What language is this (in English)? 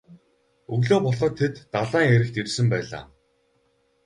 Mongolian